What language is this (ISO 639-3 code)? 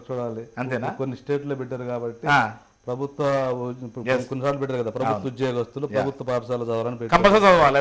tel